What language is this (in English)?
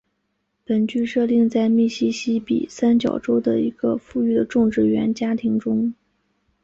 Chinese